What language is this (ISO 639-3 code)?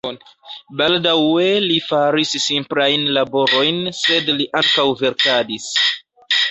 epo